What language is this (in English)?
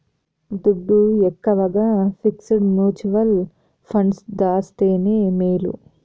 Telugu